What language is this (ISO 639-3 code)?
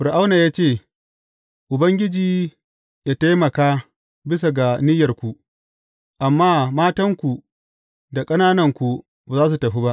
hau